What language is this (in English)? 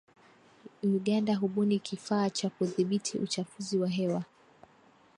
Swahili